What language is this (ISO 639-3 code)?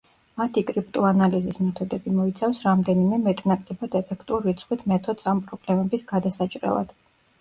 kat